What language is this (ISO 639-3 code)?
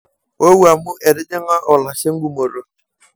mas